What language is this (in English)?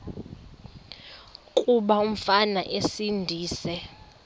Xhosa